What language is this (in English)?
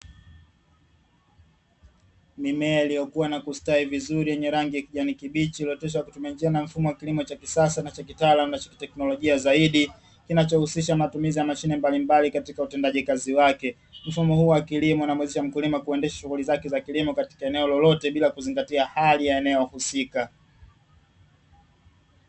Swahili